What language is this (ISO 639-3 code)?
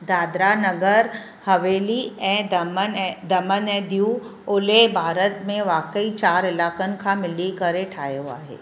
snd